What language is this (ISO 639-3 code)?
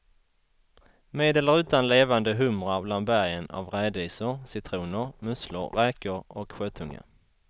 swe